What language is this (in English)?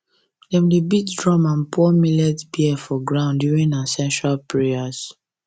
Nigerian Pidgin